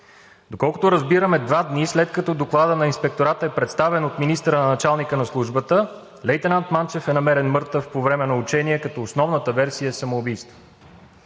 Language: Bulgarian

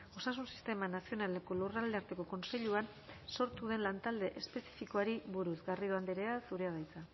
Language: Basque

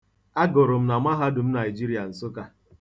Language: Igbo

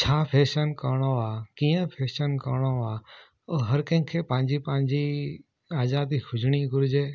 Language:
Sindhi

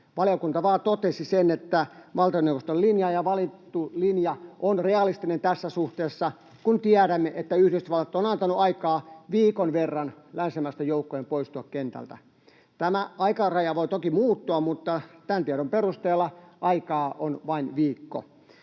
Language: Finnish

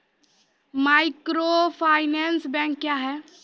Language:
Maithili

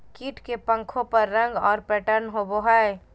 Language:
Magahi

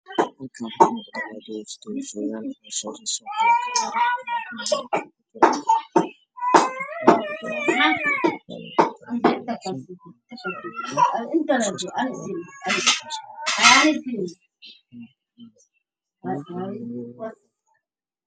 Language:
Somali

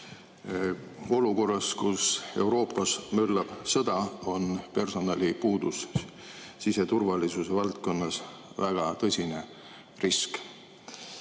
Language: Estonian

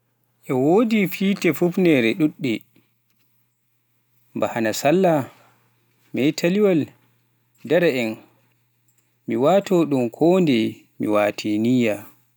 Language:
Pular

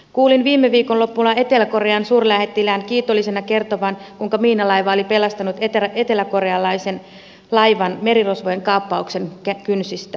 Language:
Finnish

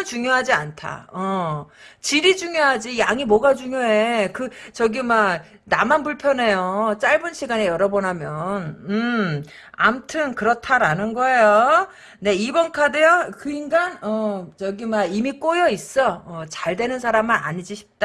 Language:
Korean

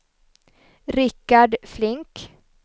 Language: Swedish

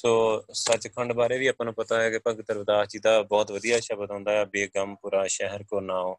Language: Punjabi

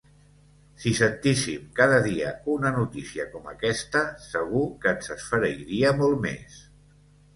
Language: Catalan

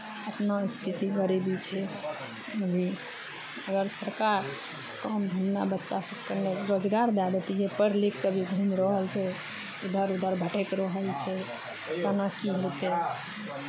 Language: Maithili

